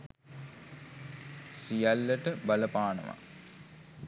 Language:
Sinhala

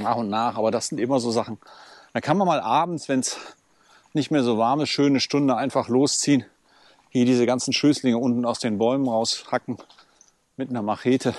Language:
German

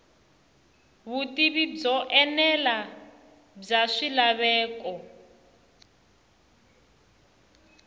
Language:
Tsonga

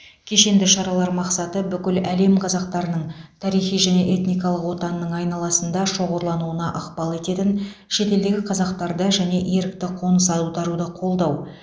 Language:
Kazakh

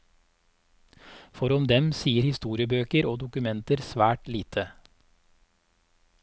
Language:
Norwegian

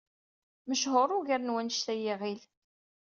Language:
Kabyle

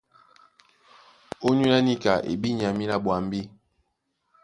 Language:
Duala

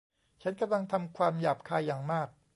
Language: Thai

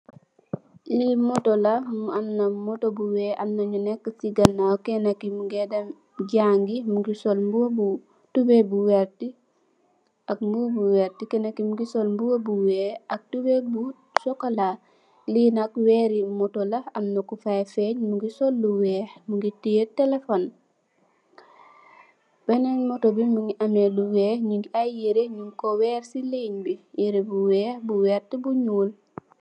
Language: Wolof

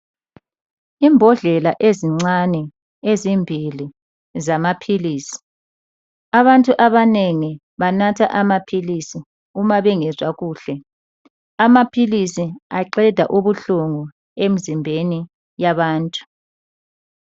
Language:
North Ndebele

